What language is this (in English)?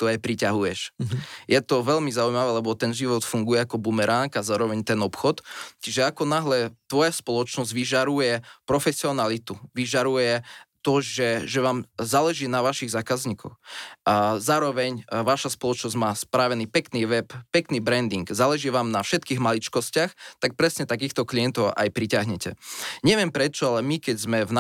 Slovak